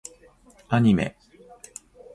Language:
Japanese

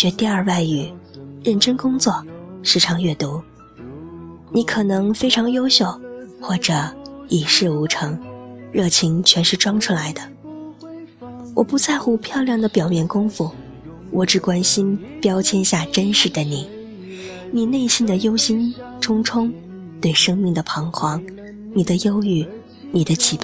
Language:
Chinese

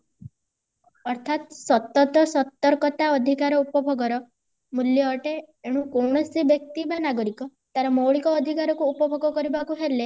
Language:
Odia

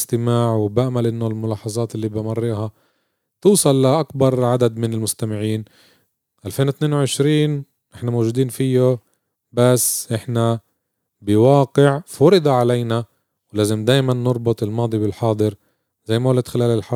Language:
Arabic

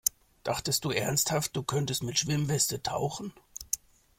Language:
German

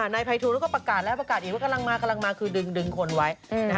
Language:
Thai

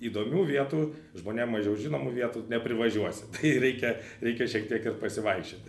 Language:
Lithuanian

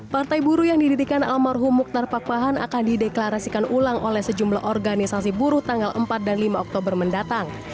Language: Indonesian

